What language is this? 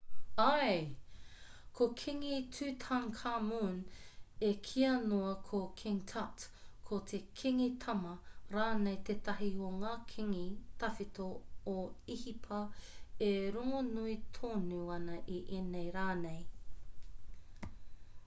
Māori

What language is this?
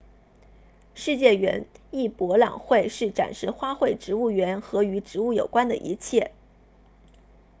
Chinese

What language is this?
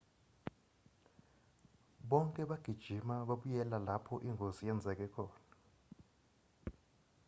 Zulu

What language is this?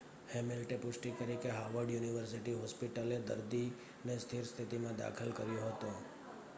Gujarati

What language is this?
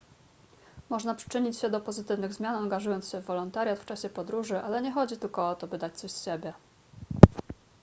Polish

